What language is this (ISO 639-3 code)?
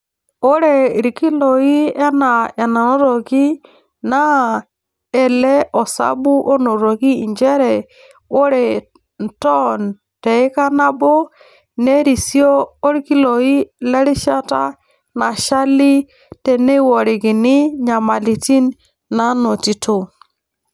mas